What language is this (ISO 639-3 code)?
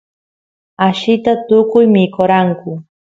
qus